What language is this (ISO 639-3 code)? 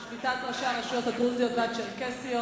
heb